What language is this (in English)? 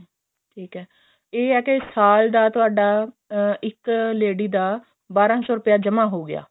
Punjabi